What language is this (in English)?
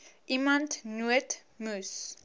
Afrikaans